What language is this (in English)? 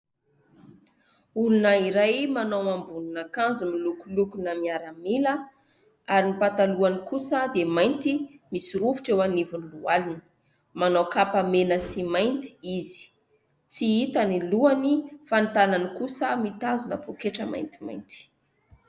Malagasy